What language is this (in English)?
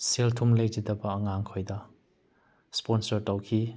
Manipuri